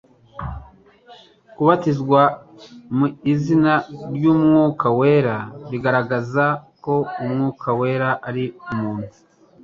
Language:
Kinyarwanda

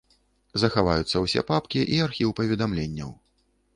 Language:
Belarusian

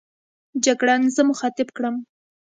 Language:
Pashto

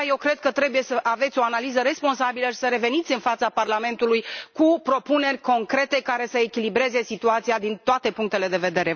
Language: Romanian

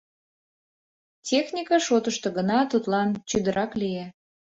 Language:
Mari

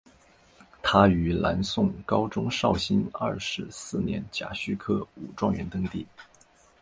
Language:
Chinese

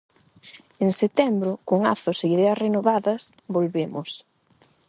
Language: Galician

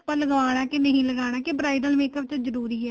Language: Punjabi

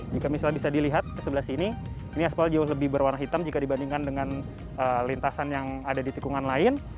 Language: Indonesian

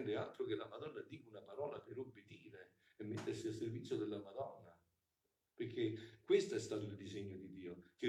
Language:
Italian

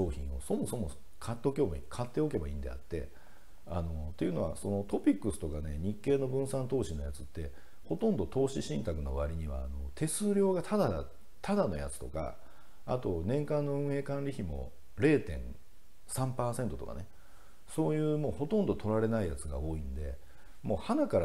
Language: Japanese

